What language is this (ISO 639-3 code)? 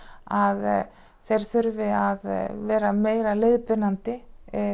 isl